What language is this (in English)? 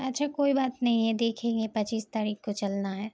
Urdu